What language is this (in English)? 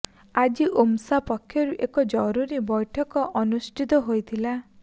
Odia